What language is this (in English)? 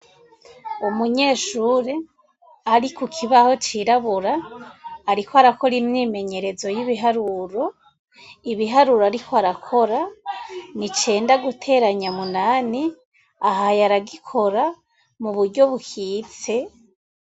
Rundi